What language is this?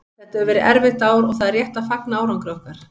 Icelandic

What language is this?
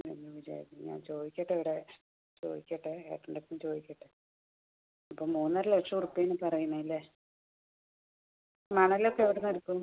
Malayalam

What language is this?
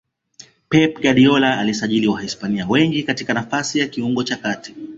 Swahili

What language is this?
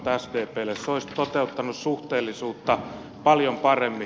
Finnish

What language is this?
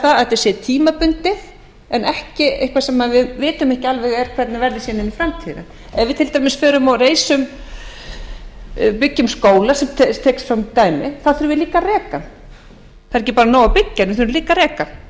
Icelandic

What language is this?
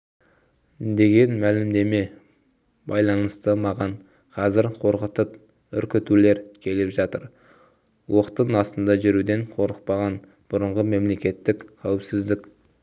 Kazakh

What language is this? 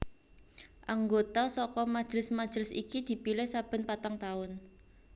Javanese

